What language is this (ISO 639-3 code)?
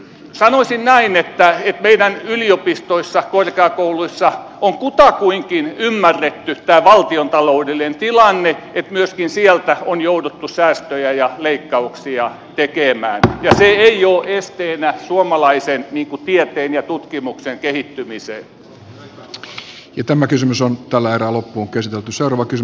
fin